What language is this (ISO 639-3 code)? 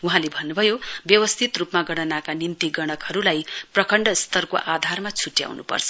nep